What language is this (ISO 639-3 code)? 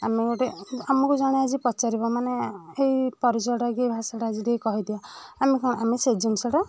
ori